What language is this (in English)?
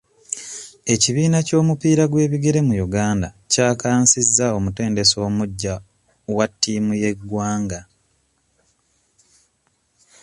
Ganda